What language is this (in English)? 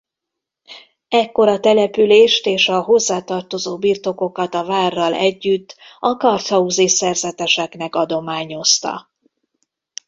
Hungarian